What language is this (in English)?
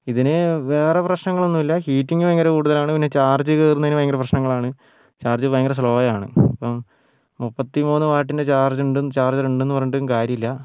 Malayalam